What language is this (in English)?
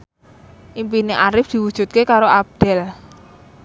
Javanese